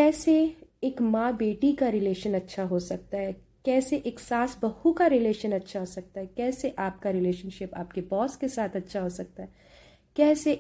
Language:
Hindi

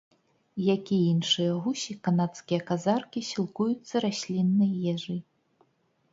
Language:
Belarusian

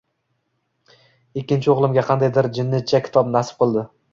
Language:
Uzbek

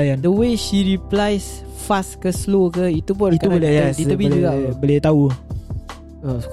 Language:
Malay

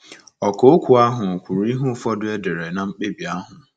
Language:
Igbo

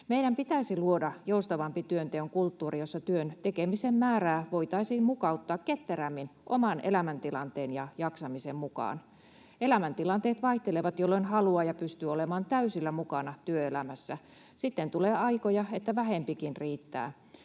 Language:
Finnish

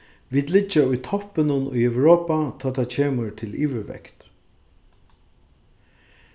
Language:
Faroese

